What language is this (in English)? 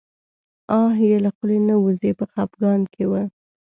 Pashto